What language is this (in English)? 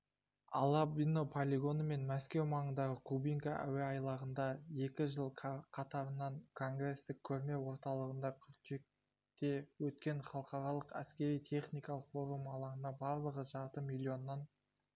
Kazakh